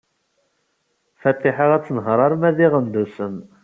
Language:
Kabyle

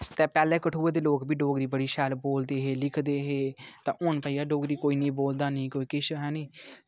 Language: Dogri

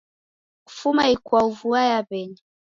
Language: Taita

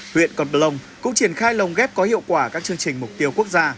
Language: Vietnamese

